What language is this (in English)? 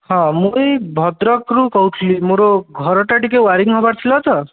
Odia